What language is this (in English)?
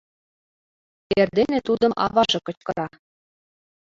Mari